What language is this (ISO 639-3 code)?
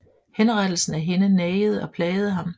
dan